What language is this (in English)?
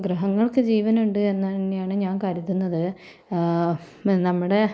Malayalam